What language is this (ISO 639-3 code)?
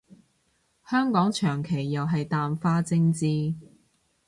yue